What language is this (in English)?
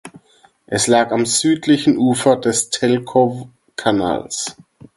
German